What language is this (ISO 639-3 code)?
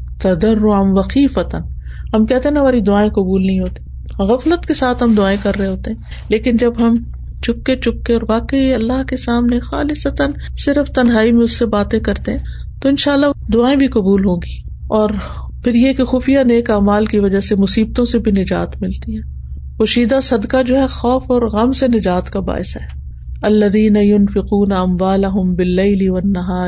urd